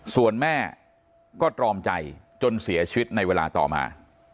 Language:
Thai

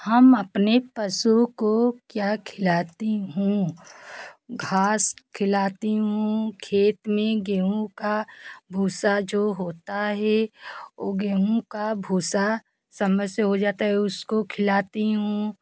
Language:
Hindi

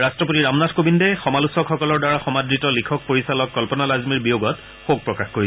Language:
Assamese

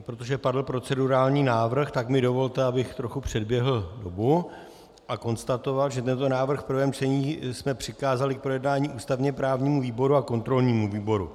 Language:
Czech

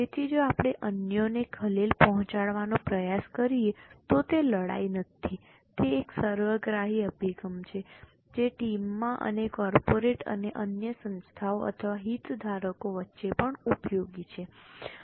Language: Gujarati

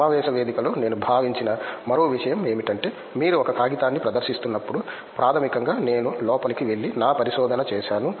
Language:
Telugu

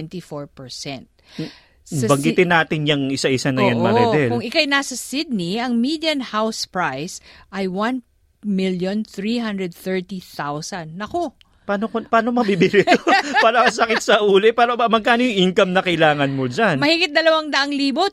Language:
Filipino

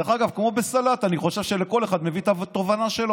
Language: Hebrew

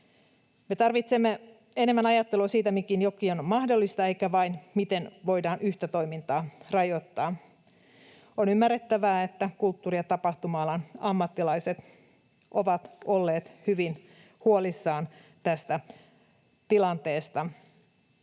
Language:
Finnish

